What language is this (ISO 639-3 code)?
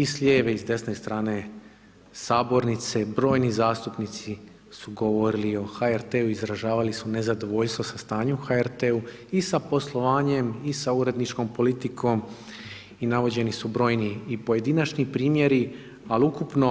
hrv